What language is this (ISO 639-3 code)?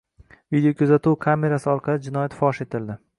uzb